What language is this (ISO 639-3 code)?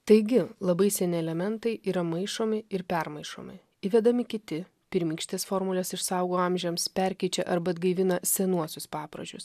lit